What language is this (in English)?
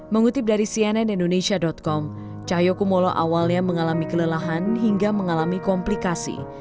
Indonesian